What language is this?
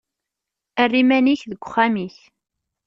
Kabyle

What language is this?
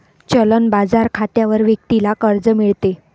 Marathi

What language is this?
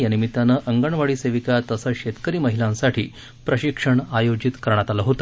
Marathi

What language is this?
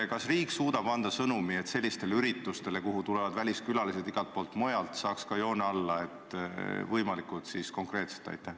Estonian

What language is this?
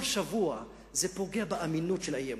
Hebrew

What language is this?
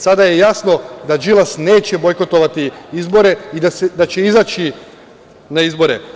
Serbian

